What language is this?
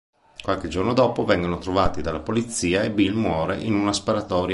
Italian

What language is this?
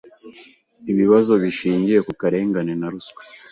Kinyarwanda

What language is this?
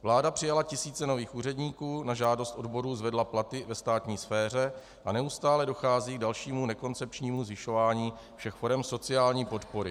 Czech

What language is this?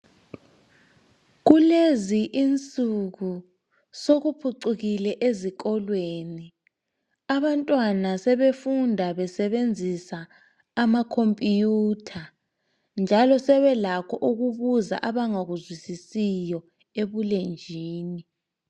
North Ndebele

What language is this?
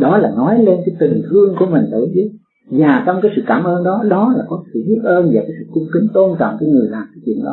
Vietnamese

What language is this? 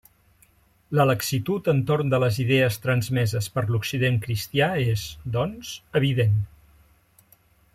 Catalan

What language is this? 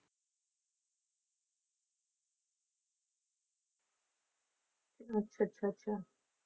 Punjabi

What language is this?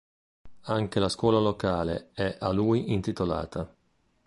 Italian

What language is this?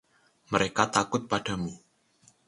Indonesian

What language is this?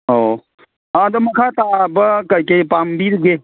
Manipuri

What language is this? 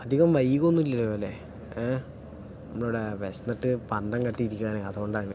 Malayalam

